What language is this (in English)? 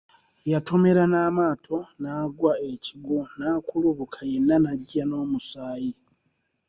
Ganda